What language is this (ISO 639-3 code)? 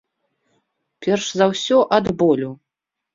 bel